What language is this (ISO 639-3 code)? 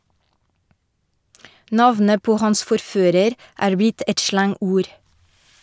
nor